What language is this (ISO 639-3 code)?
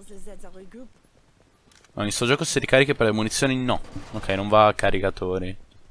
ita